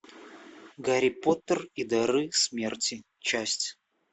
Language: Russian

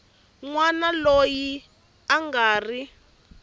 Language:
Tsonga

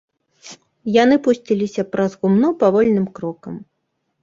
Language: Belarusian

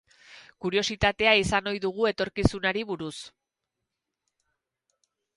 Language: Basque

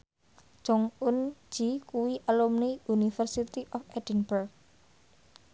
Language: Javanese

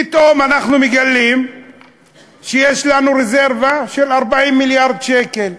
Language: Hebrew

